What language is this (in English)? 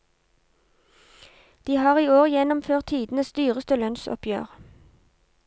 Norwegian